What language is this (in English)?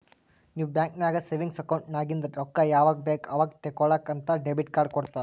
Kannada